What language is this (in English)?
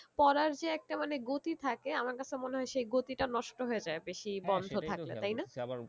Bangla